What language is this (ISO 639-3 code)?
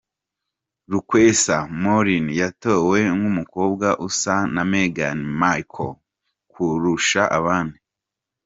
kin